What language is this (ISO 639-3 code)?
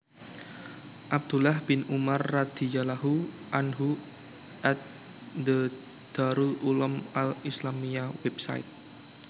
jav